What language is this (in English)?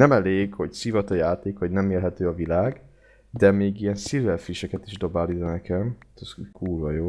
Hungarian